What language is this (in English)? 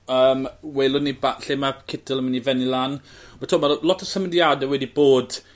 Welsh